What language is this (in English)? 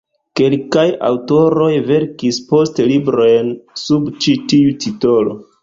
Esperanto